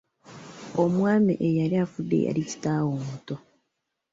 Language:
Ganda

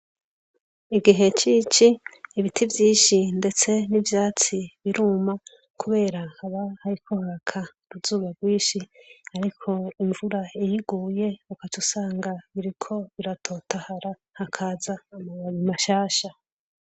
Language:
Rundi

